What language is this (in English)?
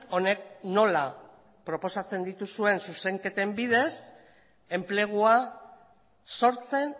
Basque